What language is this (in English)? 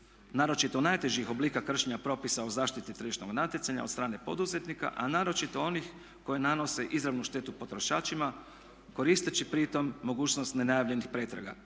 Croatian